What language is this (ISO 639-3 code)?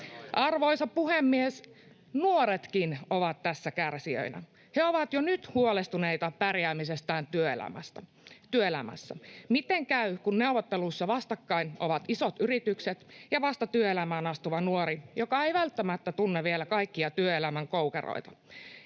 fin